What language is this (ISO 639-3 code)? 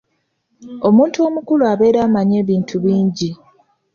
lug